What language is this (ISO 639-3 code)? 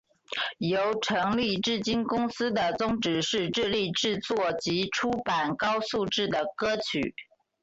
zho